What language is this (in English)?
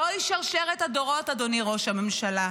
Hebrew